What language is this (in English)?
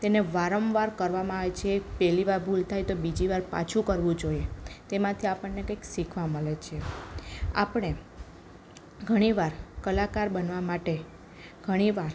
Gujarati